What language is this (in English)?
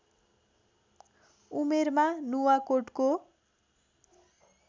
Nepali